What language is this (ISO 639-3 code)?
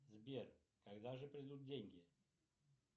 rus